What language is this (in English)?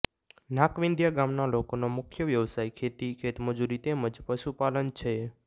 Gujarati